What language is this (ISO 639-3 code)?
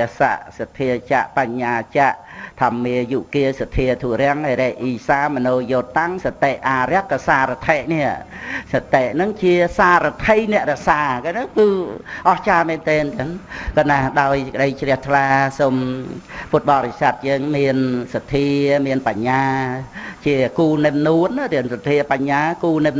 vie